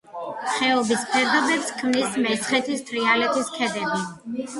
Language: Georgian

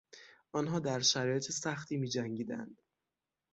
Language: Persian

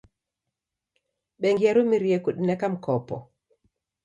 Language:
Taita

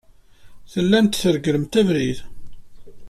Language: Kabyle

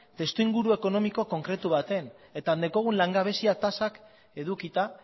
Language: Basque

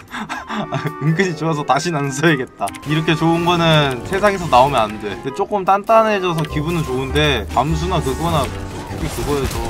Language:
Korean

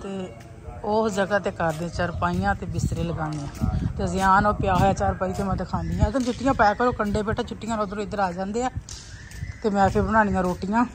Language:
Punjabi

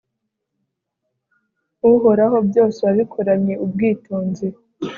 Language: Kinyarwanda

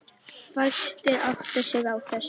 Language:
Icelandic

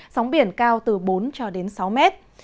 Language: Vietnamese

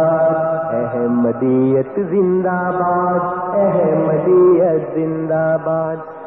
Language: Urdu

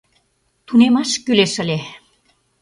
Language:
Mari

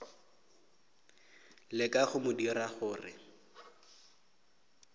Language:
Northern Sotho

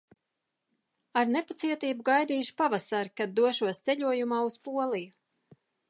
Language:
Latvian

